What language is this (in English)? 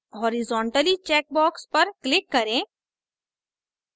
Hindi